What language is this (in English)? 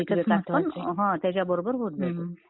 Marathi